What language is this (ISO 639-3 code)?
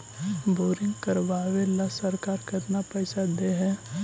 mag